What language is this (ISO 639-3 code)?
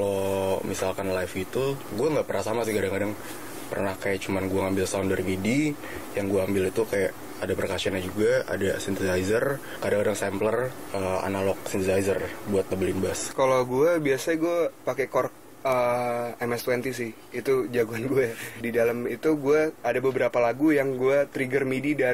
ind